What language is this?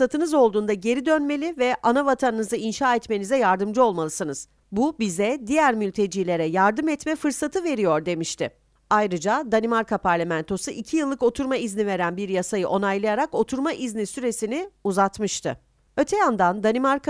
Turkish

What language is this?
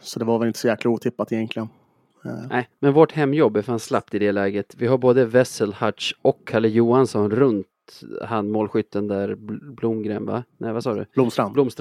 Swedish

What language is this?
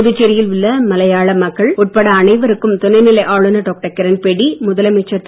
Tamil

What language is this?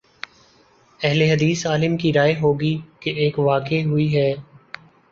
Urdu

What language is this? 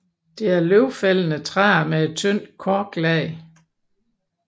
Danish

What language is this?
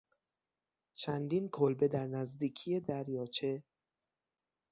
Persian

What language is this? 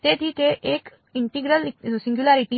Gujarati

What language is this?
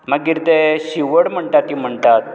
Konkani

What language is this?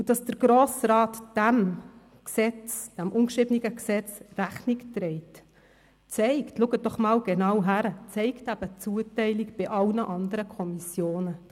Swiss German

